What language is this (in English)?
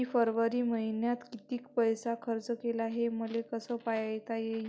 Marathi